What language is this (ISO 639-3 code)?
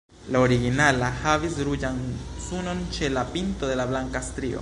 epo